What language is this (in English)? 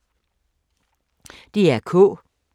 Danish